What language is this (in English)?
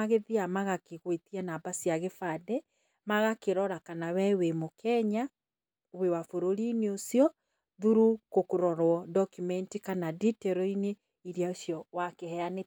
Kikuyu